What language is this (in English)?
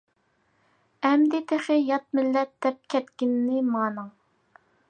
Uyghur